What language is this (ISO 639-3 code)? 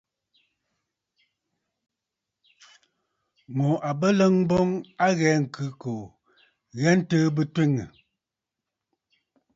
bfd